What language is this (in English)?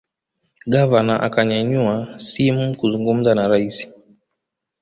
Swahili